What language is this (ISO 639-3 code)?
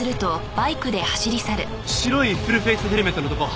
jpn